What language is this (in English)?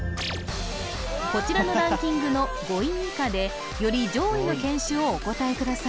Japanese